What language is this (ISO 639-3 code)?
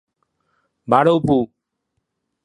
nan